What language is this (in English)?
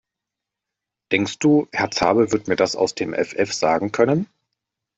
German